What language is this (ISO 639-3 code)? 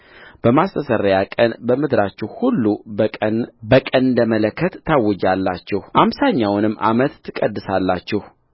amh